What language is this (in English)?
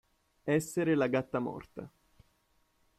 Italian